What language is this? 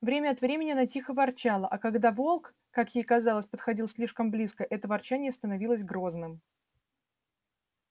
Russian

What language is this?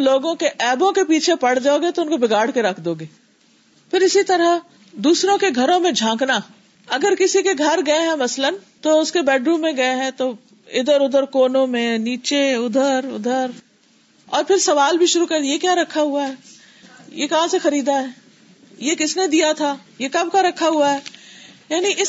Urdu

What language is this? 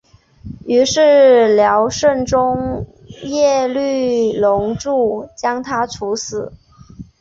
Chinese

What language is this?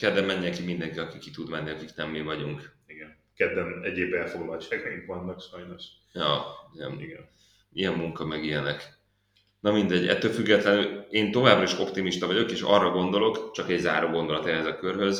Hungarian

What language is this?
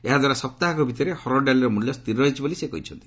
Odia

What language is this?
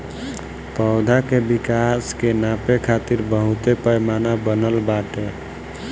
Bhojpuri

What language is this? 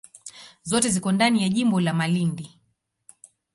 Swahili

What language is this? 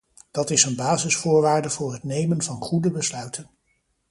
Dutch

